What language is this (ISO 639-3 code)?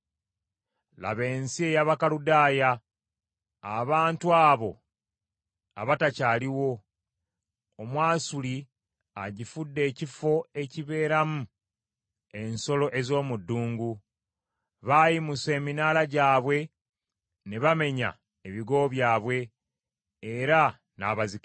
lug